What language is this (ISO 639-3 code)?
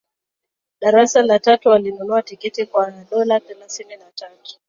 swa